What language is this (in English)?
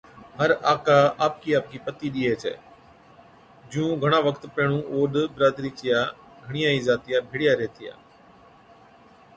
Od